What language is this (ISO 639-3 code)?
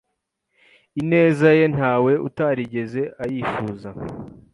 kin